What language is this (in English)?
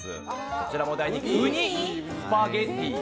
Japanese